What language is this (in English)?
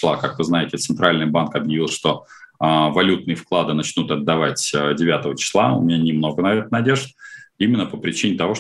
Russian